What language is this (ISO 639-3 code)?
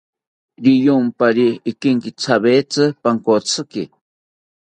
cpy